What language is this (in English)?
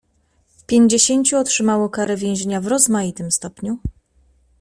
Polish